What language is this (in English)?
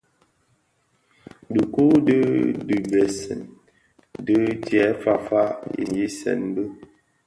Bafia